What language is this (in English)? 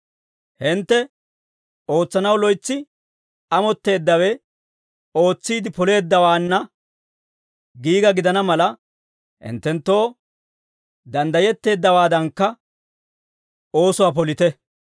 Dawro